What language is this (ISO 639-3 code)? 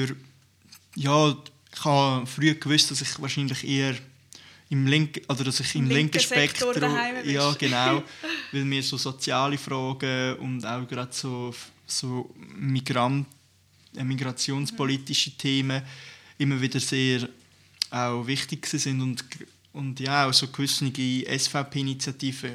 deu